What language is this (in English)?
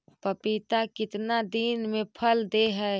Magahi